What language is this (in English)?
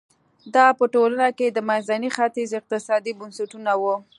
Pashto